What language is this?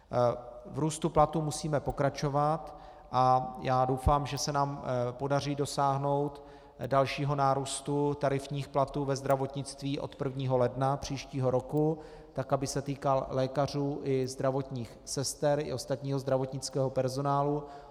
Czech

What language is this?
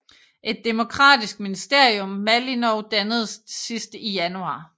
Danish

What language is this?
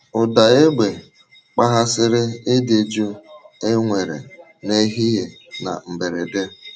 Igbo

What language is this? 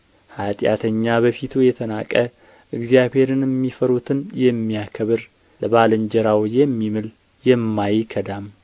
Amharic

